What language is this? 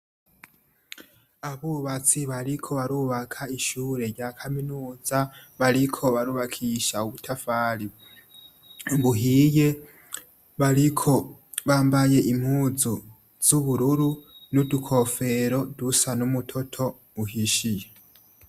Rundi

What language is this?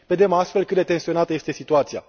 Romanian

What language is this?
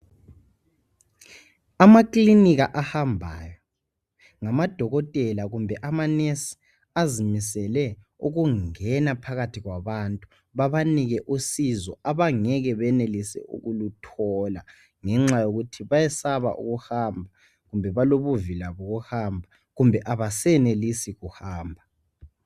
North Ndebele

